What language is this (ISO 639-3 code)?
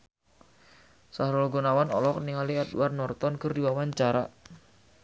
sun